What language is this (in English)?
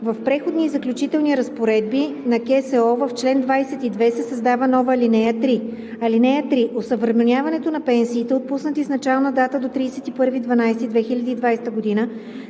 Bulgarian